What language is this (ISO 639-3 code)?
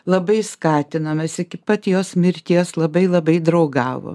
lit